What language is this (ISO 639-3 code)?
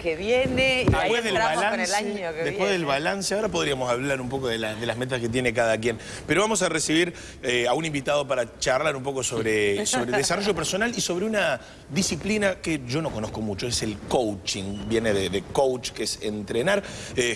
spa